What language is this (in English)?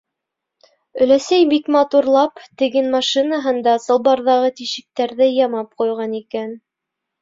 Bashkir